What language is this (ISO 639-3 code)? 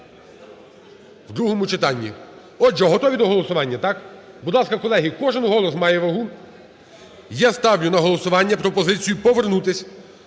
ukr